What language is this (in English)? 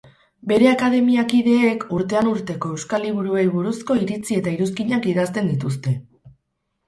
Basque